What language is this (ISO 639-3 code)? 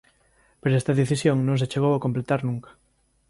glg